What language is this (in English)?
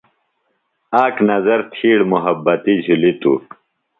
Phalura